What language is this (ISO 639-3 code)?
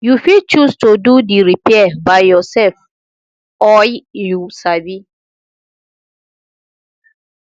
pcm